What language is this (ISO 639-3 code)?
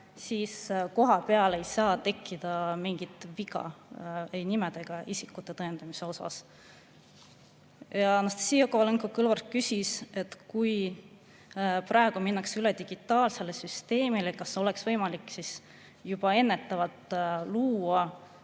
est